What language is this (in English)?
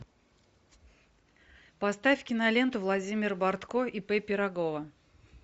Russian